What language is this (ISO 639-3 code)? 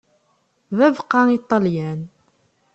kab